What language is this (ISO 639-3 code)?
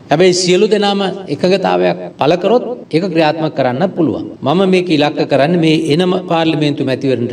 ind